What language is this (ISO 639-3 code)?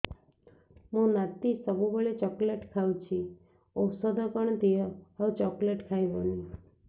ori